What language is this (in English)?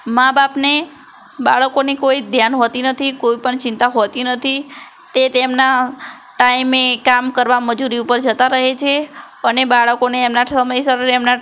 Gujarati